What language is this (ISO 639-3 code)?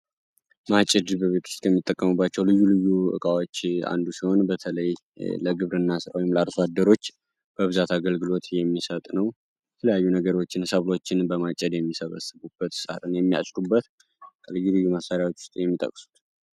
amh